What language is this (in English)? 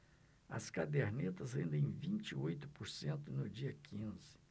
Portuguese